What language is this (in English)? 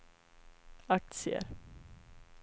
Swedish